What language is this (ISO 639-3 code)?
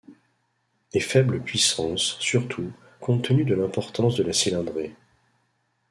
fra